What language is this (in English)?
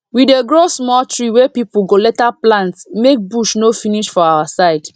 Nigerian Pidgin